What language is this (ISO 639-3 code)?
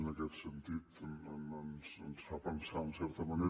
cat